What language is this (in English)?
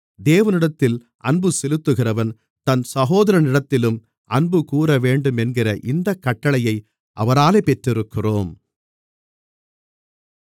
Tamil